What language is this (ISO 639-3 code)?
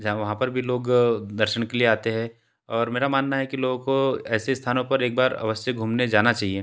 hin